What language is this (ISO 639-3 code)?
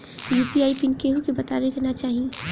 bho